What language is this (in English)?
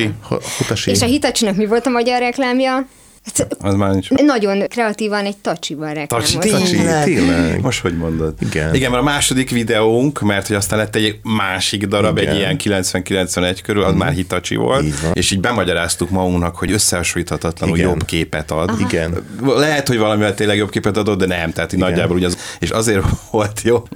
Hungarian